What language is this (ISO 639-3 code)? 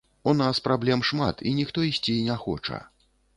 bel